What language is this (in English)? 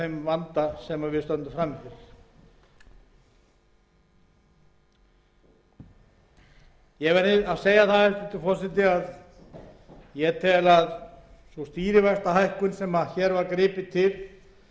Icelandic